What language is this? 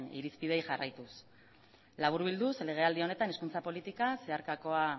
Basque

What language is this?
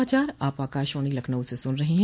Hindi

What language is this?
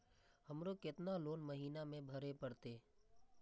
Maithili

